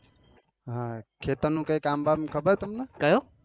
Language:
Gujarati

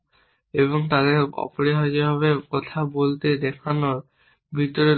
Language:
Bangla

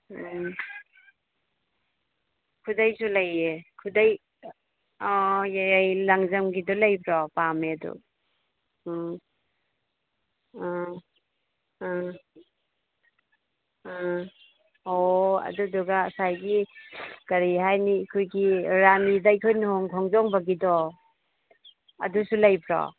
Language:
Manipuri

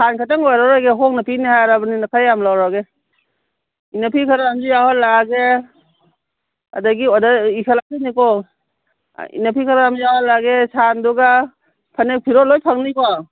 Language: Manipuri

